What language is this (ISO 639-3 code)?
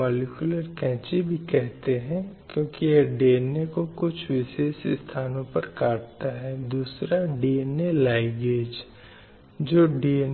hin